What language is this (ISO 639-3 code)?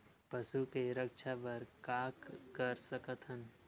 hne